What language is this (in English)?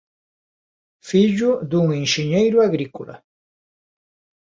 Galician